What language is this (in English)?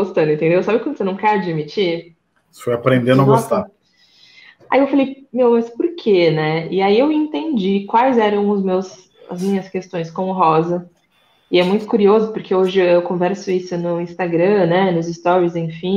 Portuguese